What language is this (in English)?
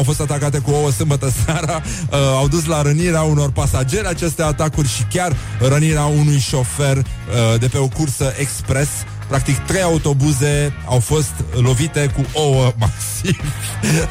Romanian